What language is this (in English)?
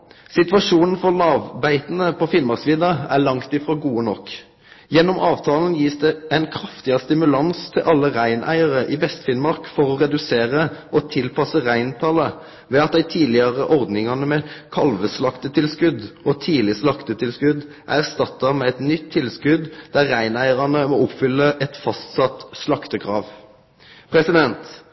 Norwegian Nynorsk